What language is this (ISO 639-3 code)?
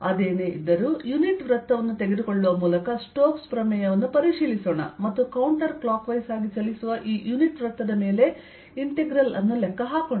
kan